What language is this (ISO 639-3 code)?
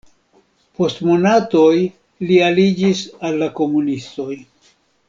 epo